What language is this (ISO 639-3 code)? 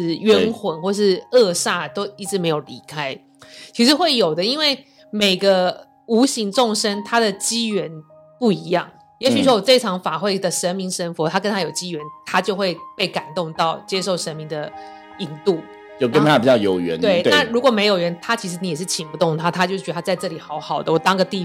zho